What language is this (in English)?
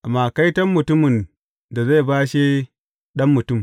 Hausa